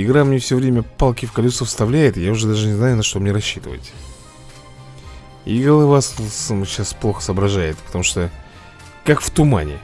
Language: Russian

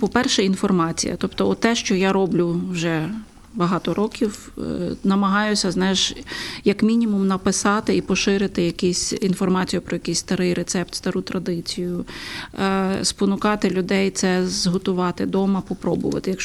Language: Ukrainian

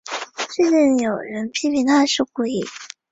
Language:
Chinese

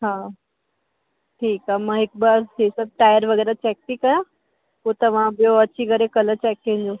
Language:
Sindhi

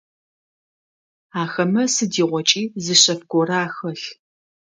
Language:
Adyghe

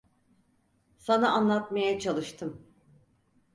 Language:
Turkish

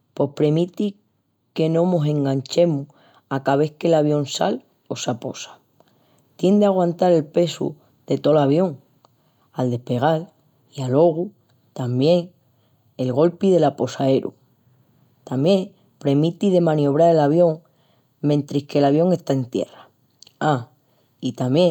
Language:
Extremaduran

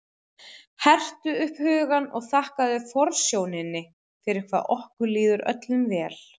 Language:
Icelandic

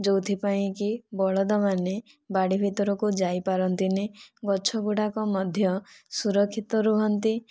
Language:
Odia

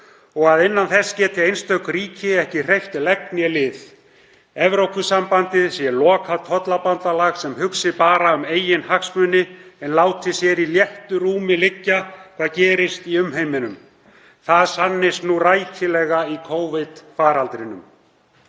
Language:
Icelandic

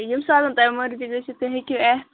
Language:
Kashmiri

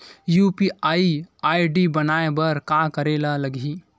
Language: Chhattisgarhi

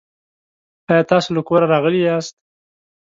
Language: Pashto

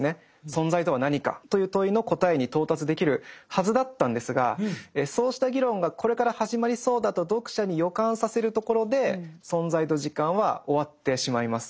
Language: Japanese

